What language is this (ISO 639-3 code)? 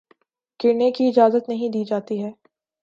urd